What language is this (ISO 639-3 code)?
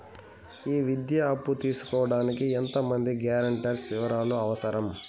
tel